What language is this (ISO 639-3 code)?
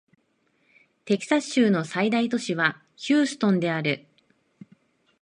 jpn